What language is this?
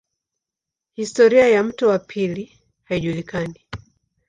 Swahili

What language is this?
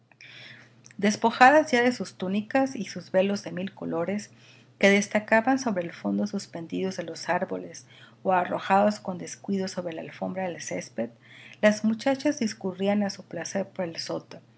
Spanish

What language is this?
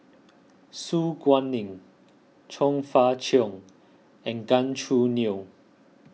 English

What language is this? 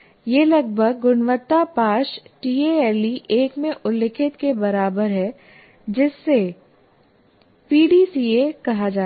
Hindi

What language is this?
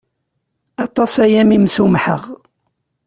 Kabyle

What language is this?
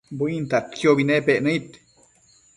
Matsés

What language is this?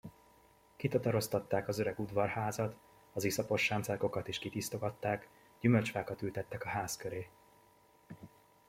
Hungarian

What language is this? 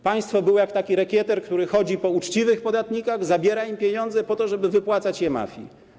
Polish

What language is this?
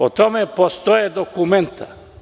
Serbian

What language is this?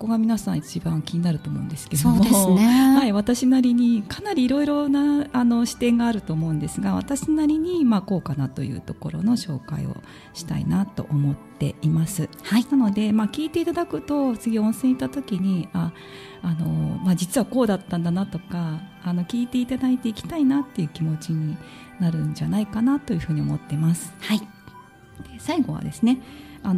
Japanese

